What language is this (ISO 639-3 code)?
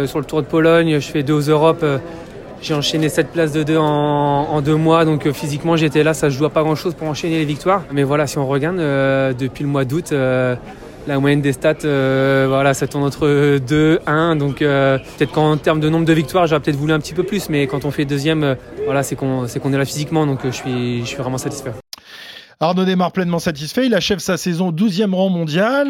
fra